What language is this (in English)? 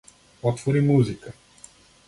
Macedonian